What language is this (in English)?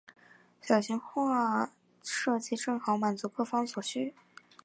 Chinese